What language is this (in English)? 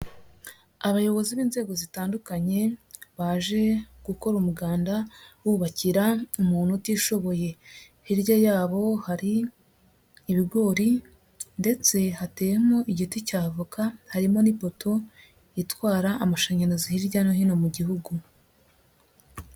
Kinyarwanda